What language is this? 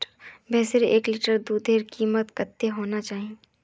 Magahi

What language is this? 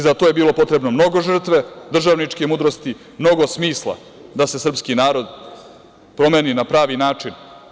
Serbian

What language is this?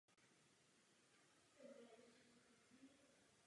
Czech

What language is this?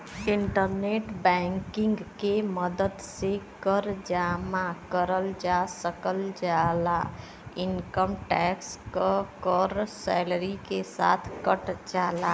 Bhojpuri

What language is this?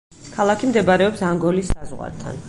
Georgian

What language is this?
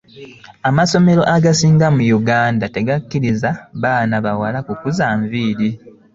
Ganda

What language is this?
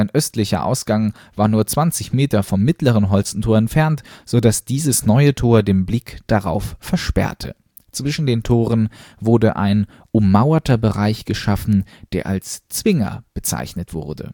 German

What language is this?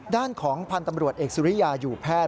Thai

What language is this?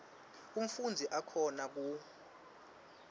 Swati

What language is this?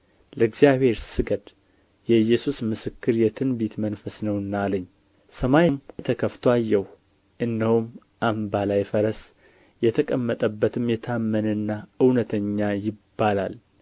Amharic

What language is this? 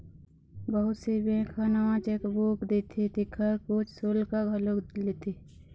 Chhattisgarhi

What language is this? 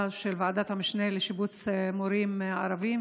Hebrew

